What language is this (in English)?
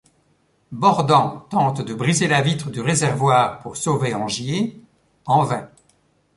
French